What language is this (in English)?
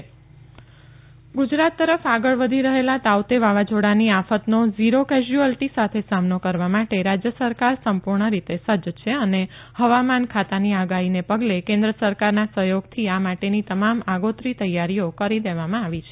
Gujarati